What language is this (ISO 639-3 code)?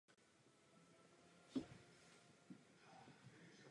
ces